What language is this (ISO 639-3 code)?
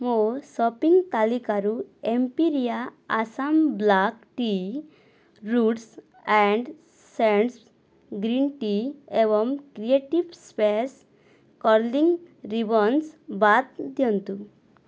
ori